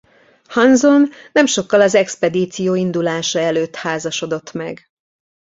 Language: Hungarian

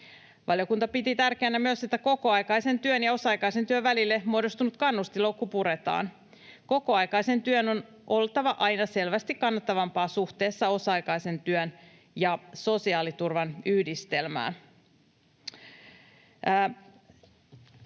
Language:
Finnish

